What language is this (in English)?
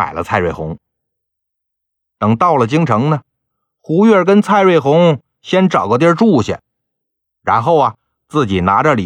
Chinese